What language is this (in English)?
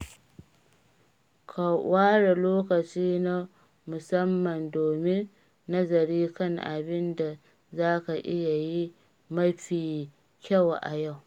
Hausa